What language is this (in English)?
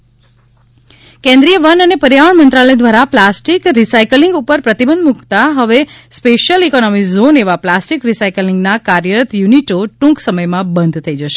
Gujarati